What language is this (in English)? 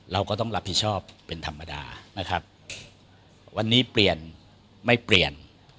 Thai